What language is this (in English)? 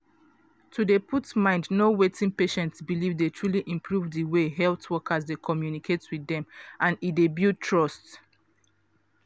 Nigerian Pidgin